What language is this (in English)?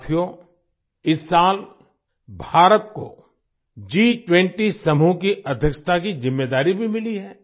Hindi